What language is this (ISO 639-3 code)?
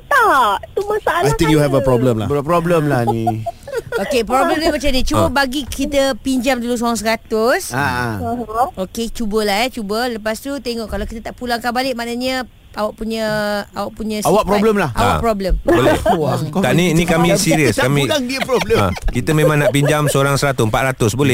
msa